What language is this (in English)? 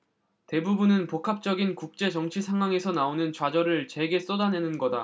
Korean